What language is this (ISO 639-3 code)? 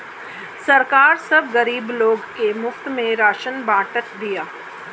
bho